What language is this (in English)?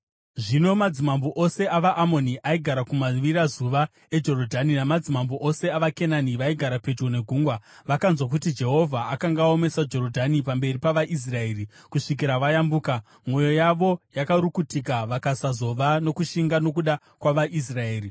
Shona